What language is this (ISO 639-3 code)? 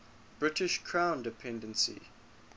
eng